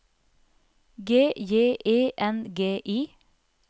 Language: Norwegian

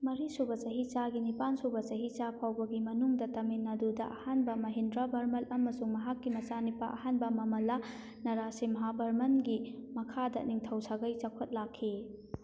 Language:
Manipuri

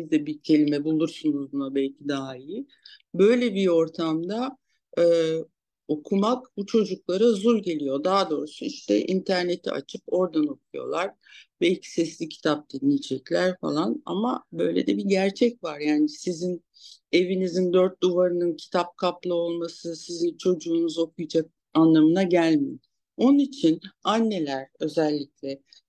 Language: Turkish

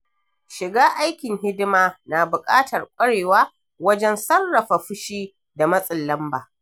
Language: Hausa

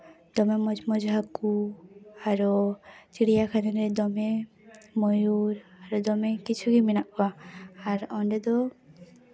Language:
Santali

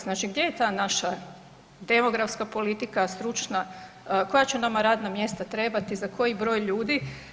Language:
Croatian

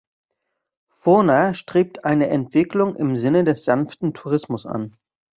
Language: German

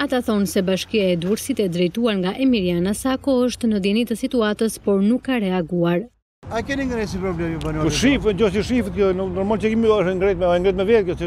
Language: Romanian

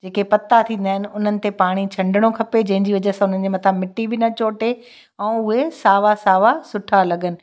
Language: Sindhi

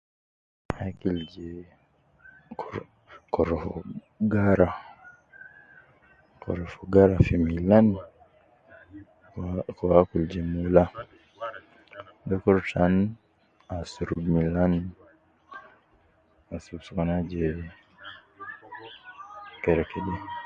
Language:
Nubi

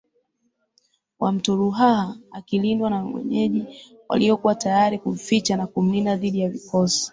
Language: Swahili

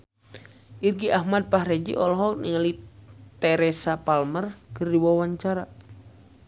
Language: Sundanese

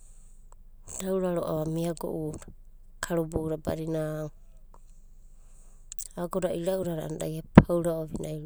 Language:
Abadi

